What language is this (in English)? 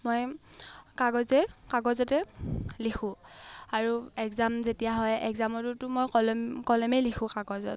Assamese